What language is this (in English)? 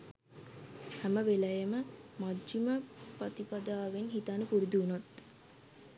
Sinhala